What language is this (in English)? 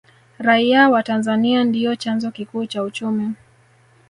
Swahili